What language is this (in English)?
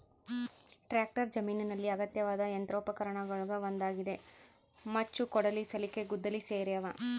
Kannada